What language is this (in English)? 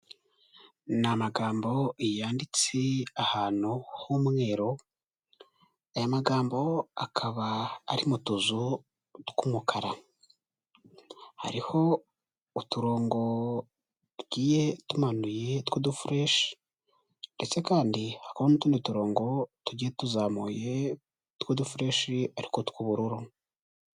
Kinyarwanda